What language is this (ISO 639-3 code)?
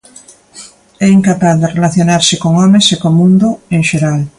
glg